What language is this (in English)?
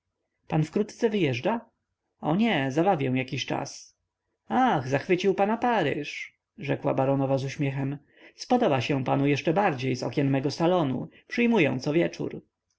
Polish